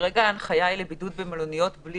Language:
Hebrew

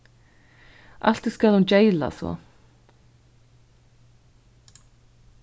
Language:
Faroese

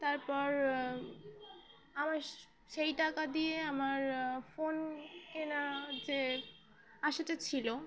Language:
Bangla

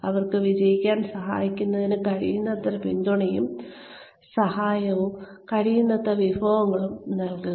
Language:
Malayalam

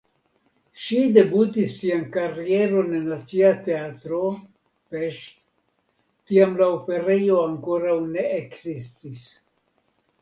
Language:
Esperanto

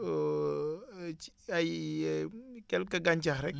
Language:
Wolof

